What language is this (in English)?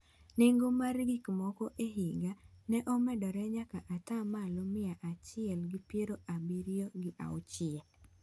Luo (Kenya and Tanzania)